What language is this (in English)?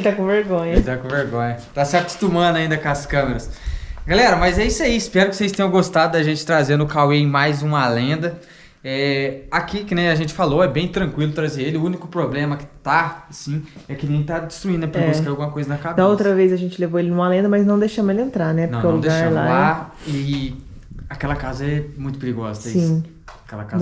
Portuguese